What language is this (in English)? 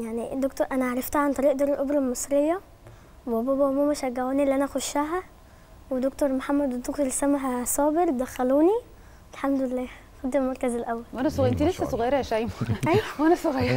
Arabic